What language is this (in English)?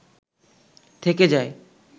Bangla